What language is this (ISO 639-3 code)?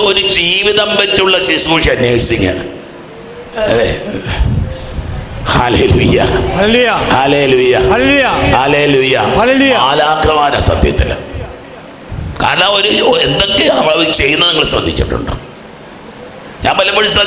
mal